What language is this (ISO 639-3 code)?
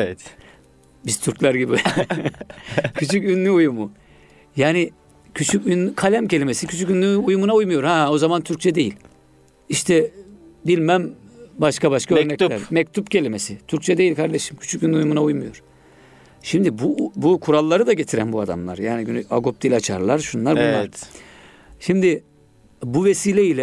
tur